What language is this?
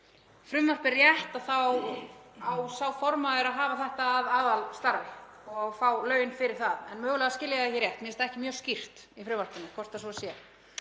Icelandic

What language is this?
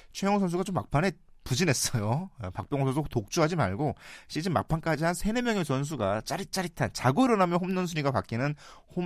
Korean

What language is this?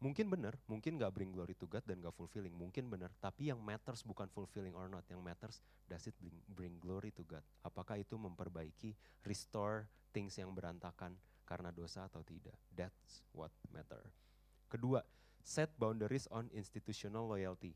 Indonesian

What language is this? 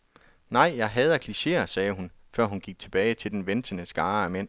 Danish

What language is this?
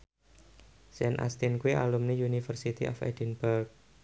Javanese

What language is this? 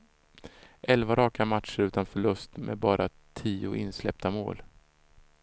Swedish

